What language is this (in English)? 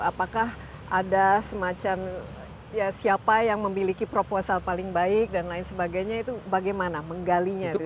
Indonesian